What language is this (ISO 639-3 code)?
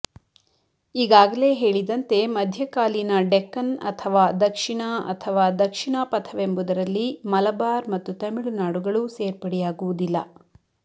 kan